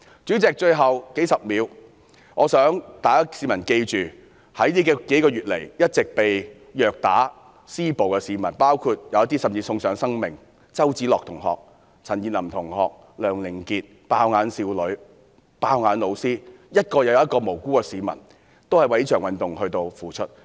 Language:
Cantonese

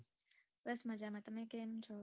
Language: Gujarati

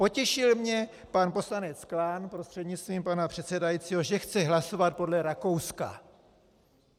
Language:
Czech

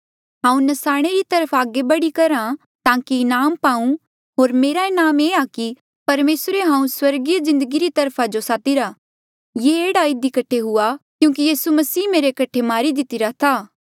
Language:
Mandeali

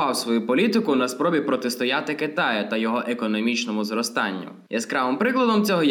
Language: Ukrainian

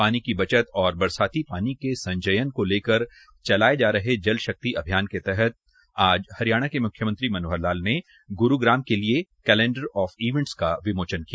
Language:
Hindi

